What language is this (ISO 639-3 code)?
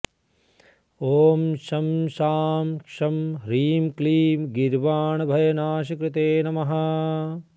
san